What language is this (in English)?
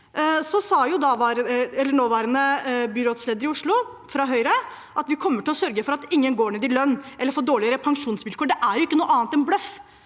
Norwegian